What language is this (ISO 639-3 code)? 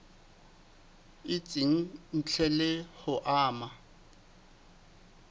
sot